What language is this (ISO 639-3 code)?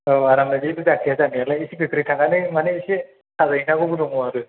brx